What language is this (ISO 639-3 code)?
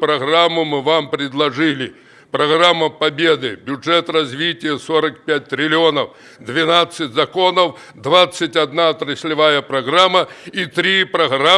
rus